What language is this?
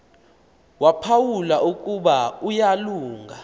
Xhosa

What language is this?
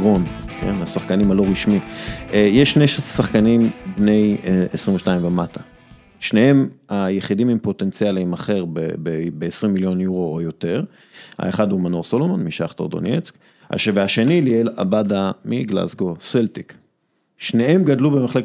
Hebrew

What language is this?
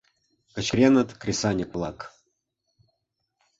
Mari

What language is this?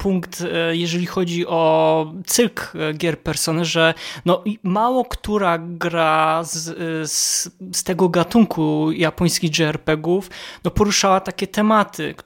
Polish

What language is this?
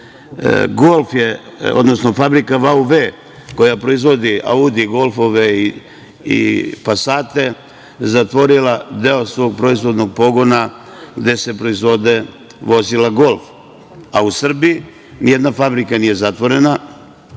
Serbian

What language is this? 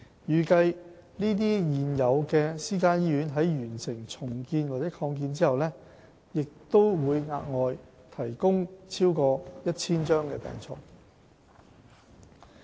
Cantonese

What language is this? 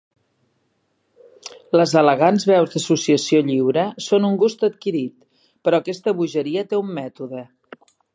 Catalan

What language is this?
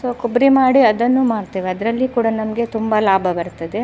Kannada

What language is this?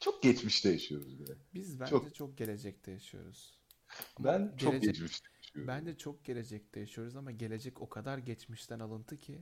Turkish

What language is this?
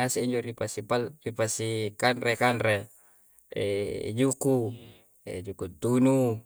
Coastal Konjo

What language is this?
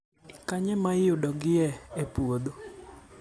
Luo (Kenya and Tanzania)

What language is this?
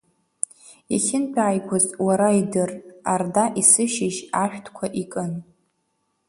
Abkhazian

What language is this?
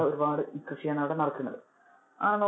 Malayalam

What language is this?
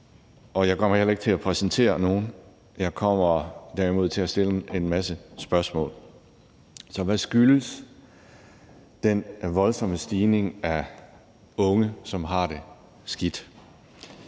Danish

